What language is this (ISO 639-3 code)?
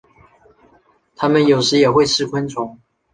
zho